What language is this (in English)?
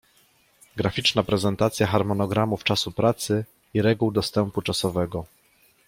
Polish